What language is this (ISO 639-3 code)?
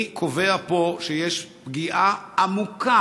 heb